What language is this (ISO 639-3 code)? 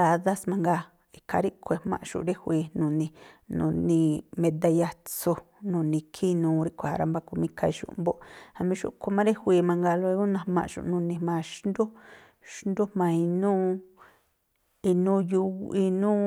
tpl